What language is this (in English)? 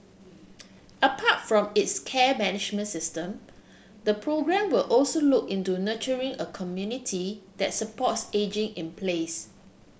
English